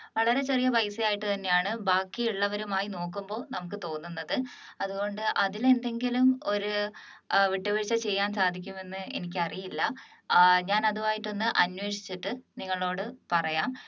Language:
Malayalam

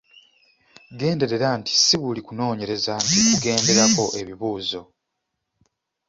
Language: Ganda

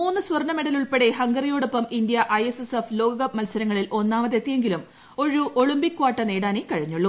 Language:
Malayalam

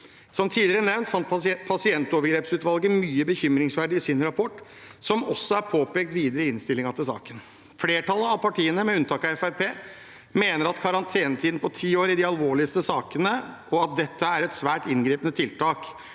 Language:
Norwegian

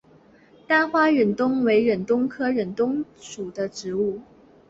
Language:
Chinese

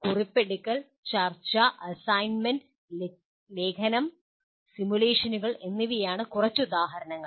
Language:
Malayalam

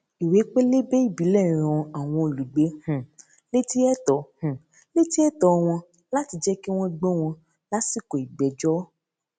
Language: Yoruba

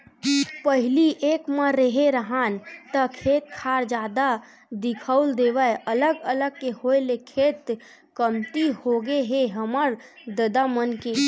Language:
Chhattisgarhi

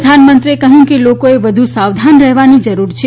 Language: Gujarati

